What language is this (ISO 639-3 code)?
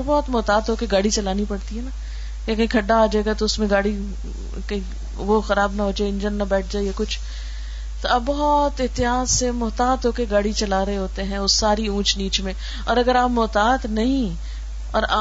urd